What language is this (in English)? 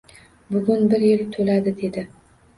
Uzbek